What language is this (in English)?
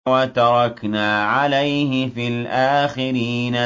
Arabic